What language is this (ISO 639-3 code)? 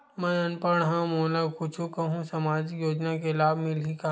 hne